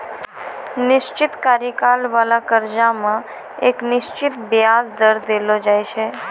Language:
Maithili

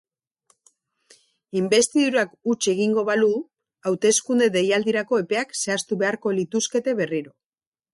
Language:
Basque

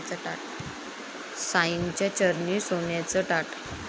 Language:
Marathi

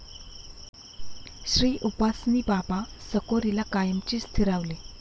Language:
Marathi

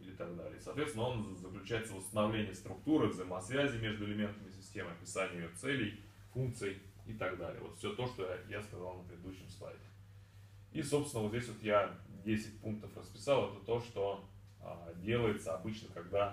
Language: Russian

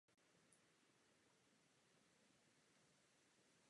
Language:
Czech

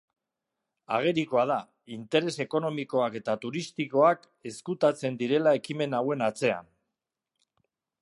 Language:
Basque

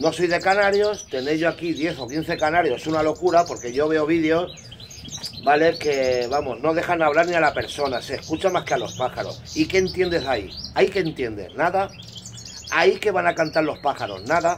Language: Spanish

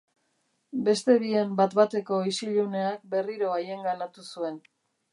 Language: Basque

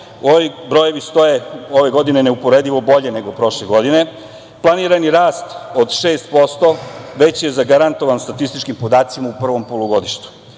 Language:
Serbian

